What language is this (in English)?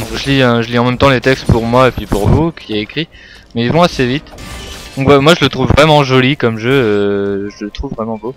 French